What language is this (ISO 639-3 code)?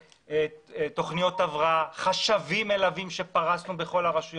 heb